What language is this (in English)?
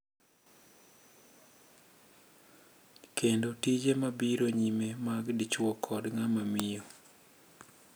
Luo (Kenya and Tanzania)